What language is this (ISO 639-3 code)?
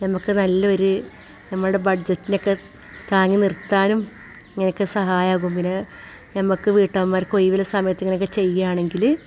mal